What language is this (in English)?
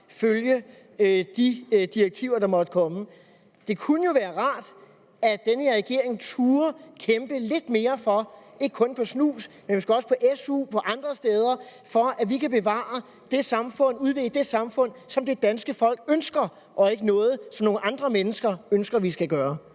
Danish